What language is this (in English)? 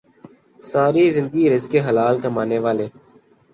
Urdu